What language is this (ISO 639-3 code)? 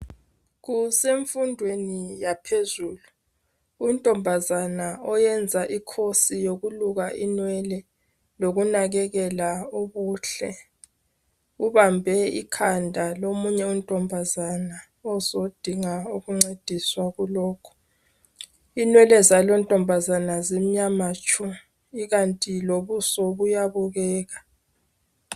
nde